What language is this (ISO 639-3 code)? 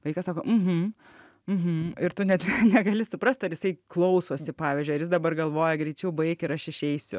lit